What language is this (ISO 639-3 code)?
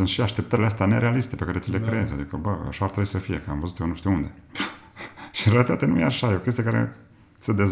ron